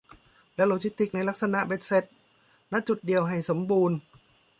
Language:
Thai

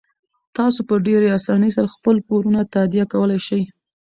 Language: Pashto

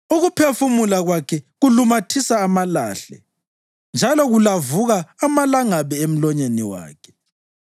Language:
North Ndebele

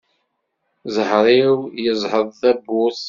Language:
Kabyle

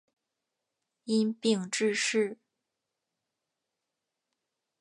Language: Chinese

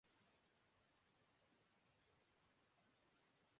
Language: Urdu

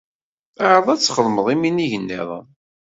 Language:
Kabyle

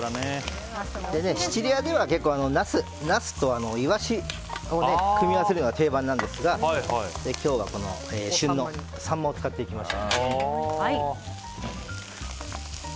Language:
Japanese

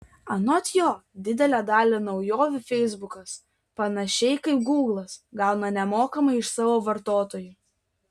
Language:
Lithuanian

